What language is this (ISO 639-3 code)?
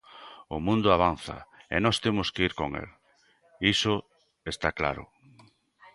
glg